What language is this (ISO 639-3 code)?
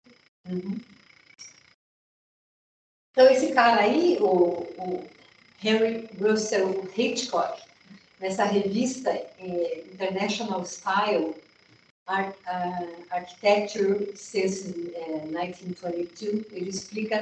por